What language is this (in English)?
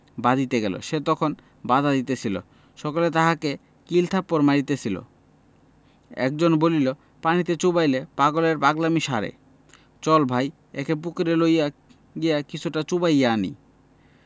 Bangla